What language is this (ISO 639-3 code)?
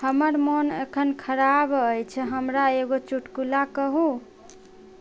mai